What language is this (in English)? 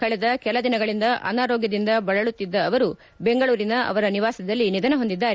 Kannada